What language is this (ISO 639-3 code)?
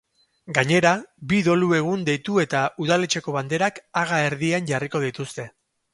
eus